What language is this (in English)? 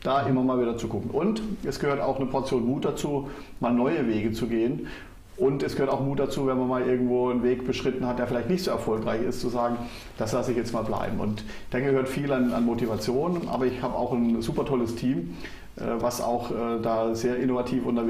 German